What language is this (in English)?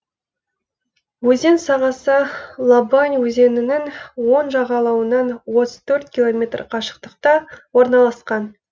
Kazakh